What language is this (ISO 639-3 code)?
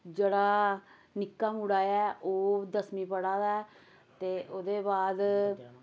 doi